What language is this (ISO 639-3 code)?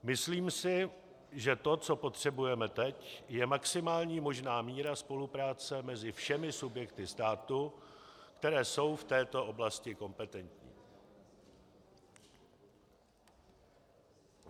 ces